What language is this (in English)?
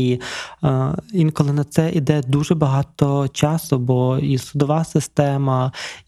Ukrainian